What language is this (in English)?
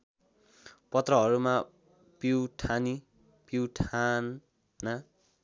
Nepali